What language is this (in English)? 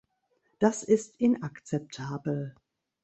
German